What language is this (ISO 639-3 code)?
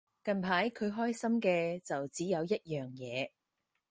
yue